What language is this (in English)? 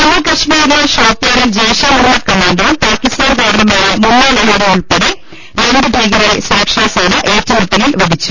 Malayalam